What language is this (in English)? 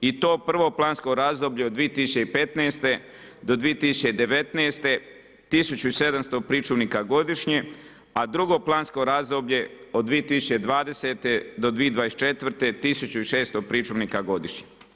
Croatian